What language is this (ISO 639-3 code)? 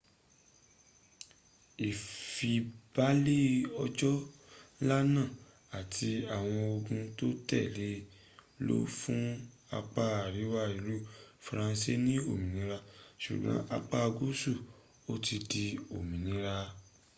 yor